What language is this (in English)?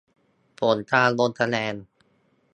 Thai